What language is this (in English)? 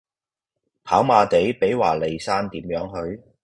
Cantonese